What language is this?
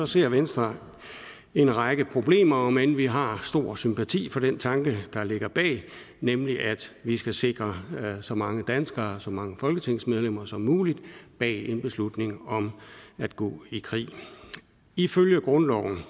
Danish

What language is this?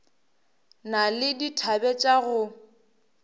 Northern Sotho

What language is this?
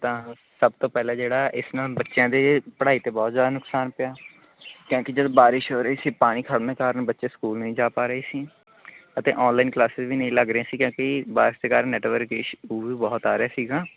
Punjabi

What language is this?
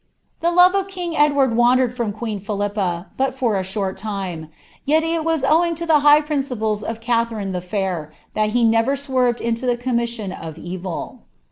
English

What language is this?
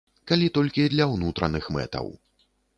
Belarusian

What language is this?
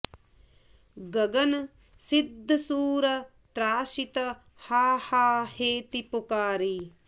Sanskrit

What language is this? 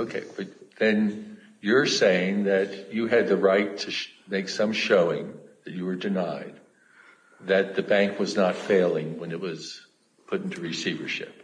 English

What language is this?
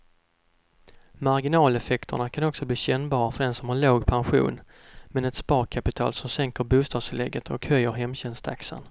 Swedish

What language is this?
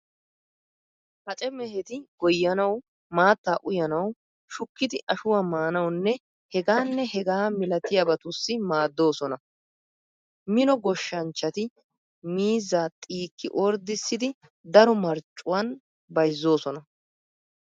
Wolaytta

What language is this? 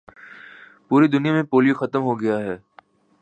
Urdu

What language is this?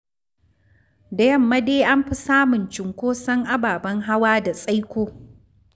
Hausa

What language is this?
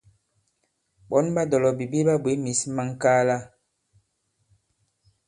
Bankon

